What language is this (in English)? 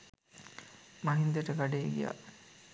Sinhala